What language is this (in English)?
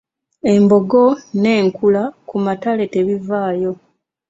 Ganda